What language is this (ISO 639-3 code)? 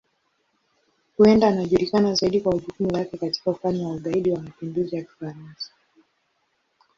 swa